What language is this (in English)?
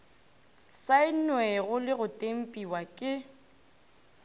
Northern Sotho